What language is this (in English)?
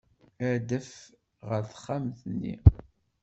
Kabyle